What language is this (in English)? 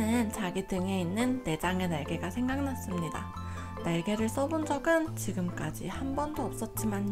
Korean